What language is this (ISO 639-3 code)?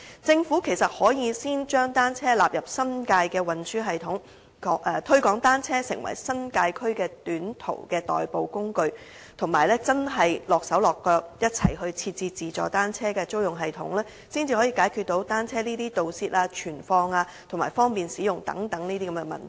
yue